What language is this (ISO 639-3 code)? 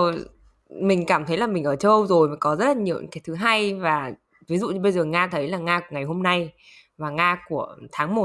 vie